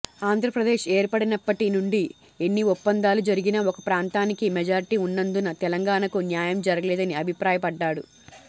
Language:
Telugu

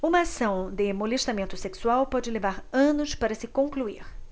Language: Portuguese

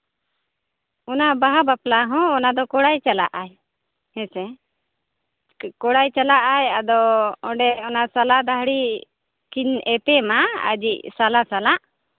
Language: Santali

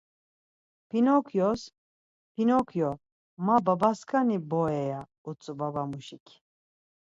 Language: Laz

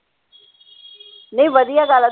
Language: Punjabi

